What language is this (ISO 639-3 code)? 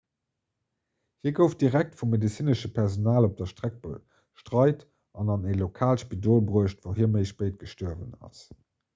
ltz